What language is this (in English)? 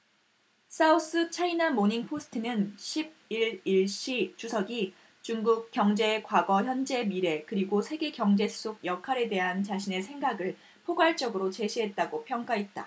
Korean